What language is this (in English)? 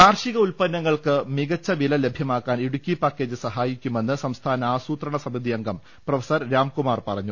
Malayalam